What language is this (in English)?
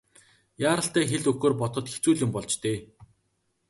Mongolian